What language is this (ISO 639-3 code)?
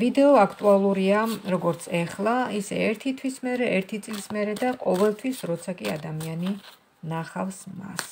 ron